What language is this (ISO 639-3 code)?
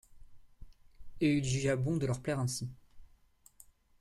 fra